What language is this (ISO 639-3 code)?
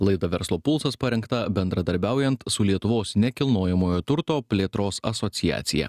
lit